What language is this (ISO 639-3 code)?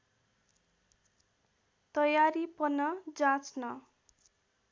nep